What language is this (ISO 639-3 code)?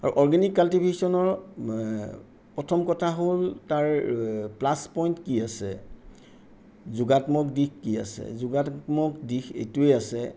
asm